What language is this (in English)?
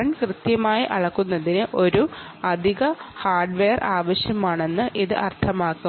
Malayalam